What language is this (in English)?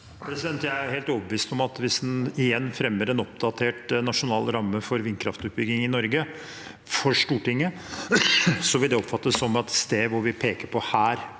Norwegian